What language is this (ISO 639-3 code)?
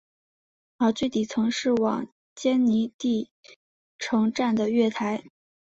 zho